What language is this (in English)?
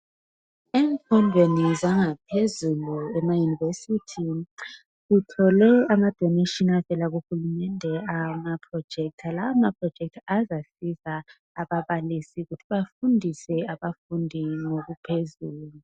North Ndebele